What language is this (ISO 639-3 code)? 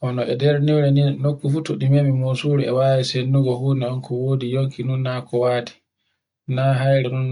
fue